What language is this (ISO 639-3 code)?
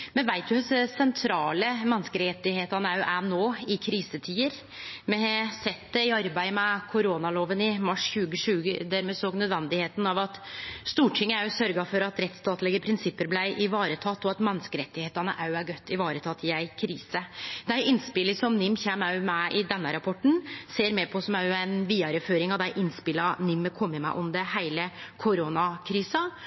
nno